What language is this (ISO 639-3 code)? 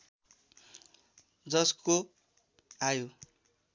nep